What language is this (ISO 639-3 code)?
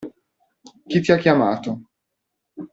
ita